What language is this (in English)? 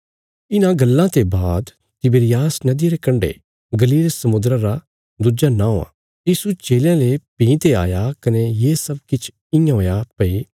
Bilaspuri